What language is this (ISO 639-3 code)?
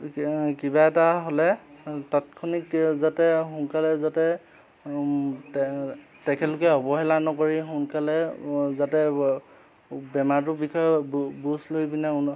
asm